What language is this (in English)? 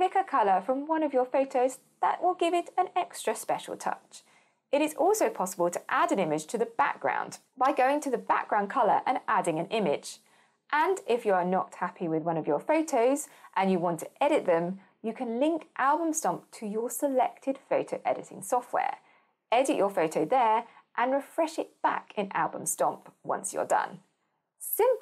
English